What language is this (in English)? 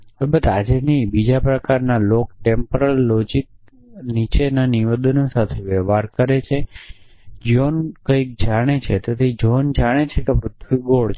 Gujarati